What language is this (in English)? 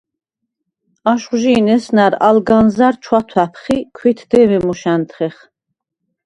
Svan